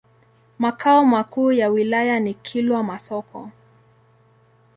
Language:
Swahili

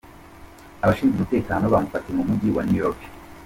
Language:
Kinyarwanda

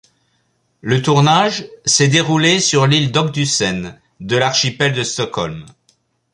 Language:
French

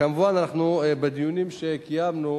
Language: Hebrew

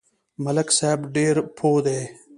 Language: Pashto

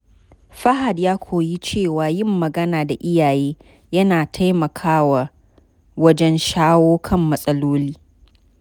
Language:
Hausa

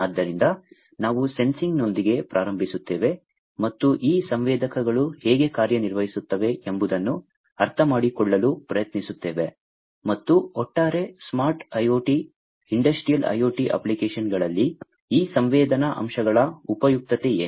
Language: Kannada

